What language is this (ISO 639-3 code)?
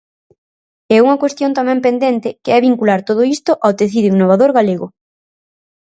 glg